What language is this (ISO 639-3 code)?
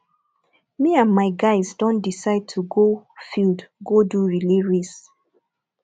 pcm